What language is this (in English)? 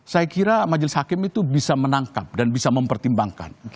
Indonesian